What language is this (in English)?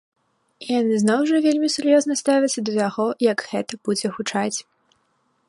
Belarusian